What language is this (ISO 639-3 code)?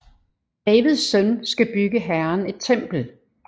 dan